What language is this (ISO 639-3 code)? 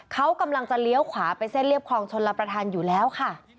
tha